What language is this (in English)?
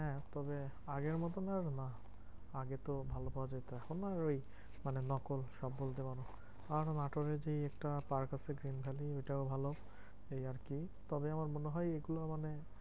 Bangla